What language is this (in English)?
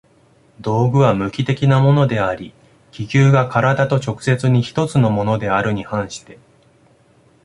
Japanese